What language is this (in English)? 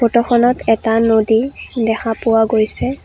Assamese